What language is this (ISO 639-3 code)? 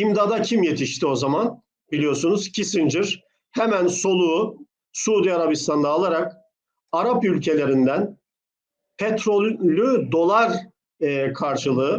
tur